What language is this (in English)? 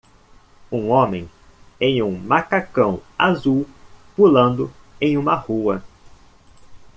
Portuguese